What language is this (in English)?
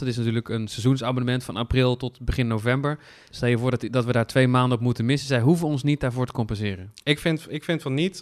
Dutch